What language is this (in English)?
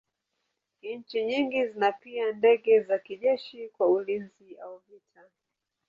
Swahili